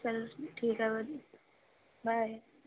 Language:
Punjabi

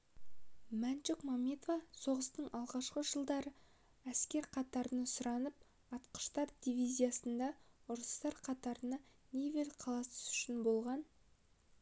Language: Kazakh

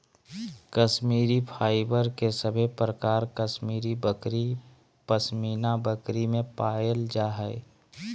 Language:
Magahi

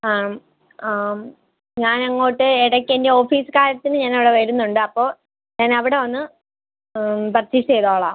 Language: Malayalam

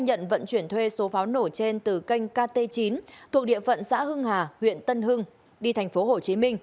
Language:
Vietnamese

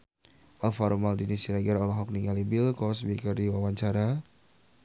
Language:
Sundanese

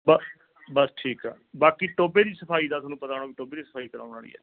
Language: Punjabi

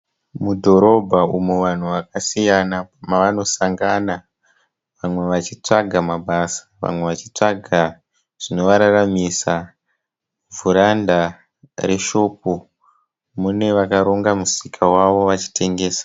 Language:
Shona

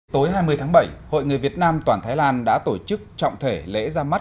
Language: Vietnamese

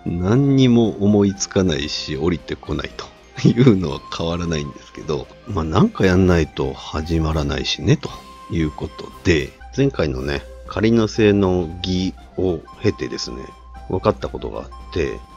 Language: Japanese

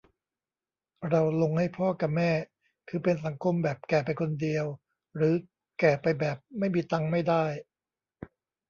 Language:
Thai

